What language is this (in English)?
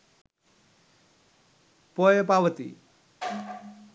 Sinhala